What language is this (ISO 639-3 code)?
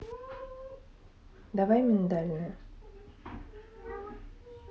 rus